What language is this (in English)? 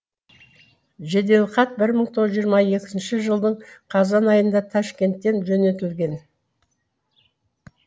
Kazakh